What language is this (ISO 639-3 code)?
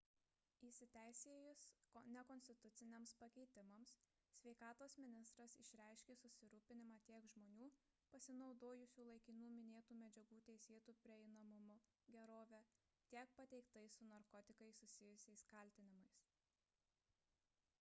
lit